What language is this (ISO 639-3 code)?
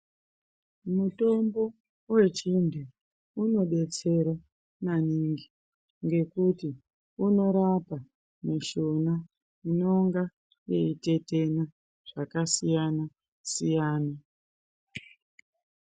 ndc